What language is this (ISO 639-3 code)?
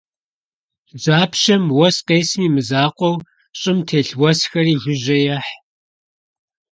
kbd